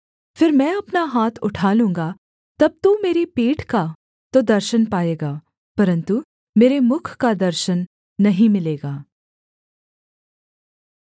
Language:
Hindi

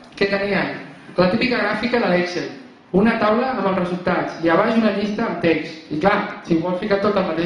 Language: Catalan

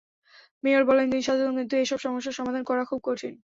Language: Bangla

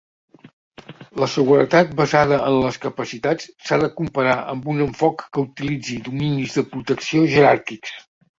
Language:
Catalan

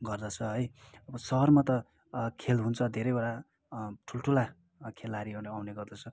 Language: Nepali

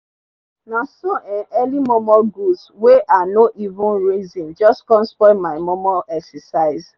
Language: Nigerian Pidgin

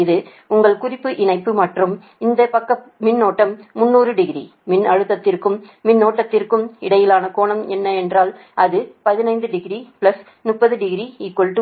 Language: Tamil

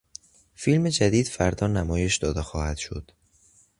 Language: Persian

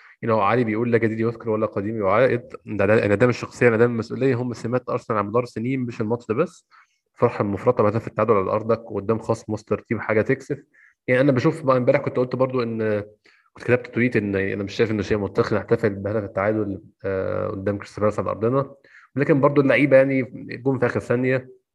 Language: Arabic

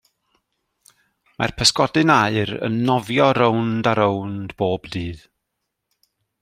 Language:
Welsh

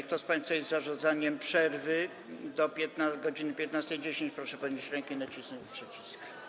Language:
Polish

